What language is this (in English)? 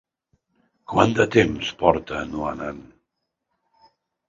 Catalan